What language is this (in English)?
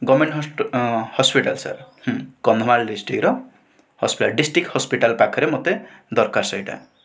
Odia